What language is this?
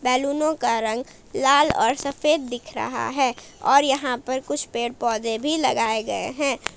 Hindi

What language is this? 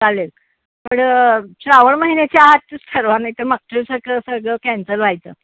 Marathi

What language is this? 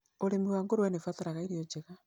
Kikuyu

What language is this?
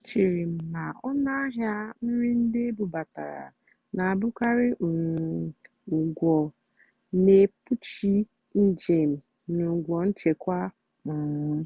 Igbo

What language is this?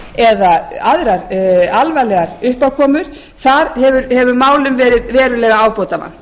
Icelandic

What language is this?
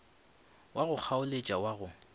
Northern Sotho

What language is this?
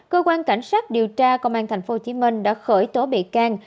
Vietnamese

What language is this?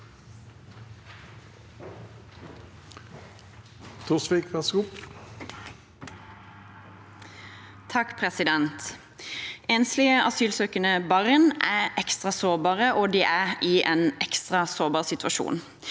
Norwegian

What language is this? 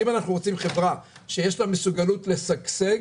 Hebrew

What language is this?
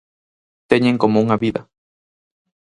Galician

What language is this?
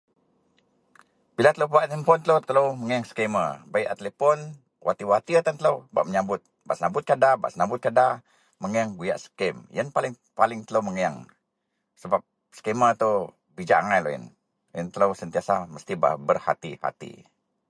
Central Melanau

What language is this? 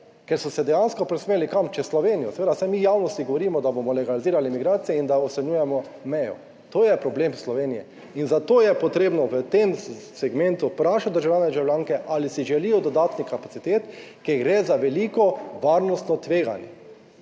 Slovenian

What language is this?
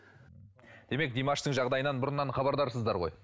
Kazakh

